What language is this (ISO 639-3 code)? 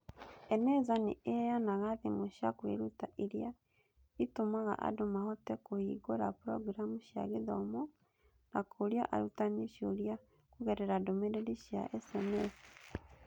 kik